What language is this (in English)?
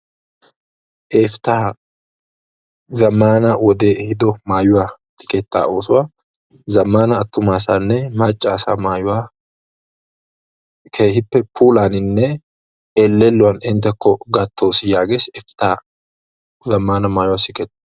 Wolaytta